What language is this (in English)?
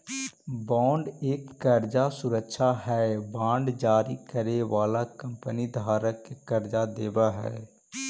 Magahi